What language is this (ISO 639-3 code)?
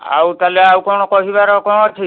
ori